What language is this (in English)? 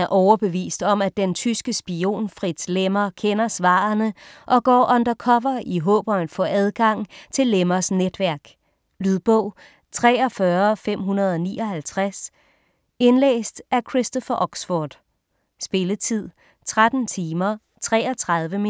Danish